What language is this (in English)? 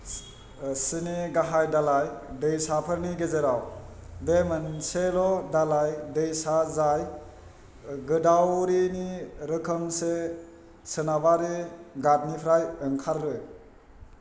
Bodo